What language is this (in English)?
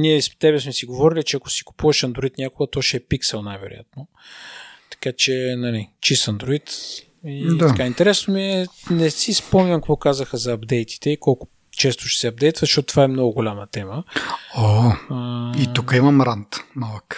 Bulgarian